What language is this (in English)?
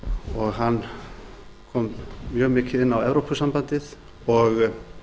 Icelandic